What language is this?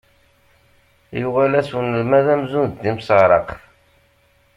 Kabyle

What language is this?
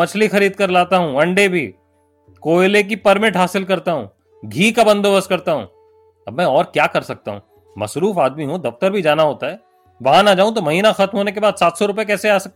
Hindi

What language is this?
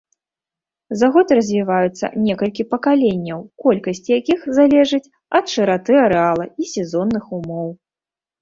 Belarusian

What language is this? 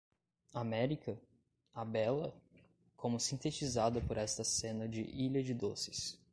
Portuguese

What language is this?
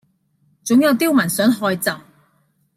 Cantonese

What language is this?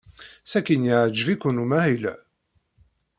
Kabyle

